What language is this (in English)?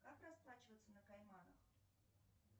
Russian